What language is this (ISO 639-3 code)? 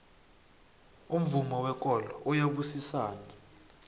nbl